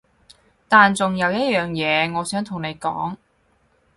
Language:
Cantonese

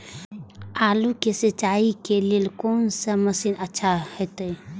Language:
Maithili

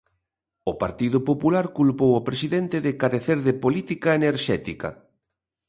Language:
Galician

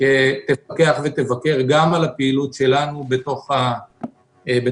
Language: Hebrew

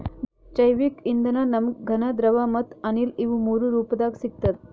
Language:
Kannada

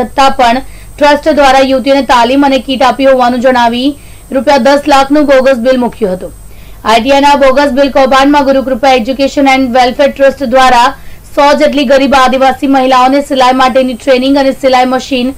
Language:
Hindi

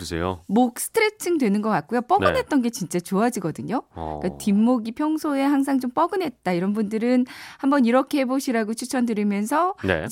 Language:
Korean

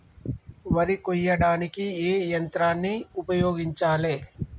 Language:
Telugu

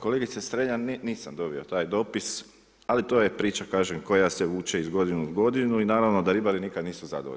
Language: Croatian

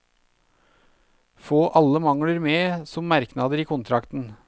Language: Norwegian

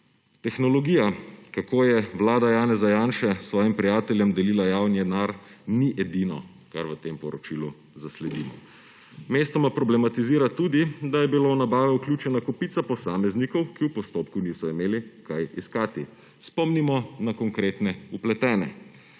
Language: Slovenian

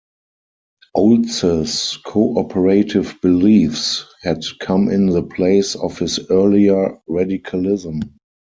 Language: English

